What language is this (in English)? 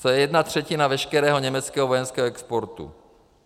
Czech